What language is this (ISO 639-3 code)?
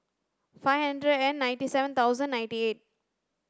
eng